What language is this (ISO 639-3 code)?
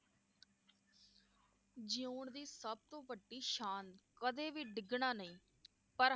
pan